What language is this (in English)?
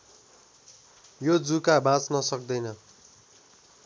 Nepali